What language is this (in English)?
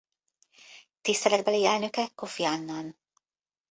Hungarian